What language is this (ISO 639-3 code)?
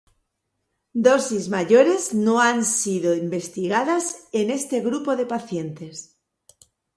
spa